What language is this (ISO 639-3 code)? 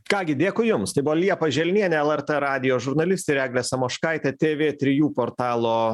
lit